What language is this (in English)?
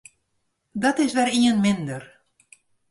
Western Frisian